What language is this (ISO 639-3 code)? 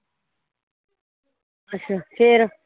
pan